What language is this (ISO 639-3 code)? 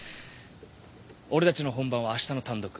jpn